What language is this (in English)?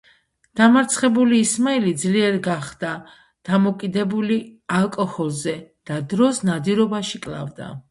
Georgian